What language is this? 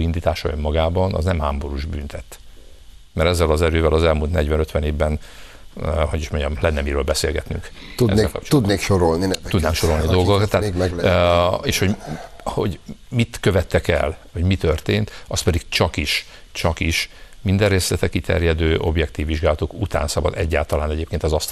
Hungarian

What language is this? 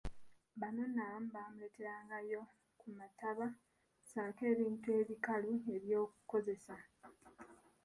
Ganda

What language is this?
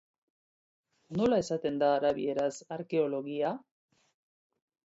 Basque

